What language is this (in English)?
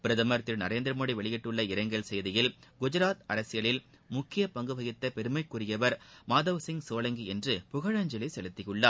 Tamil